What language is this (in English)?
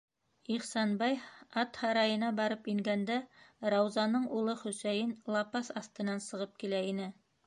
Bashkir